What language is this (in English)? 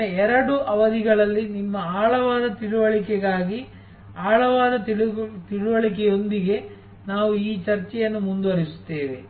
Kannada